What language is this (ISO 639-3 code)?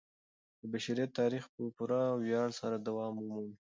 pus